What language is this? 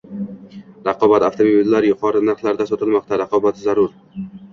Uzbek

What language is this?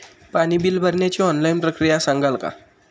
Marathi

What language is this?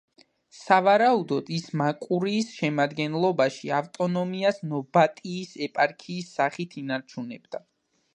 Georgian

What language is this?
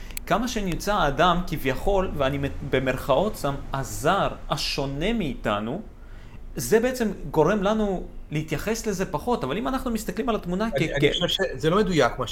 Hebrew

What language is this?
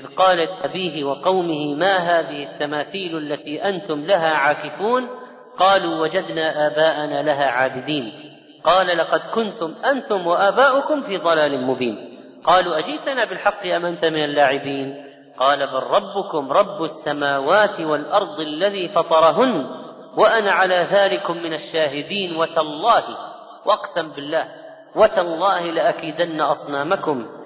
Arabic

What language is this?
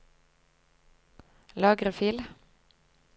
Norwegian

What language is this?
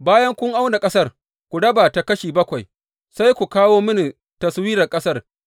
Hausa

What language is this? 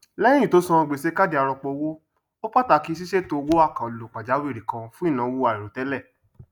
Yoruba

